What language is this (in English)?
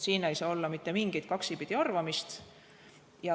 Estonian